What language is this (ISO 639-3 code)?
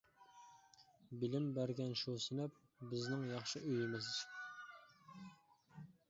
uig